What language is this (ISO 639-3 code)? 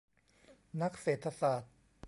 tha